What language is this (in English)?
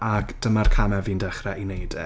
Welsh